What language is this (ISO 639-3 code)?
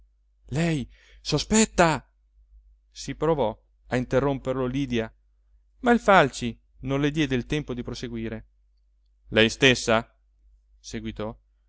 ita